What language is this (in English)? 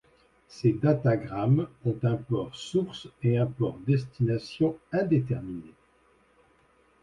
French